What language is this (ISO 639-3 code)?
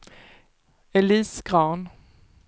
swe